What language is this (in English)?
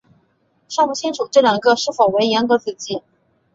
Chinese